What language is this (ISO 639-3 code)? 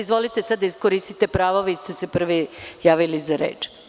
srp